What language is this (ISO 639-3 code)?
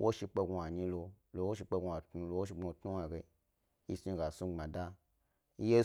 gby